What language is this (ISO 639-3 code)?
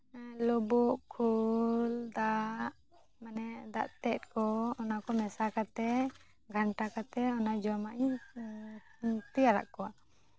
sat